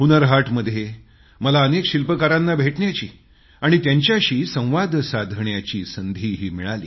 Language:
Marathi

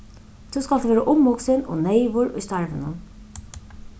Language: Faroese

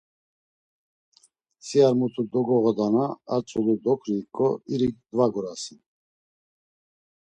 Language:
Laz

